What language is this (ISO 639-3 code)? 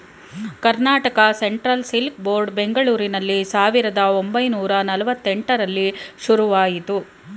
kan